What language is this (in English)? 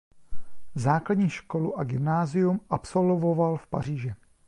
Czech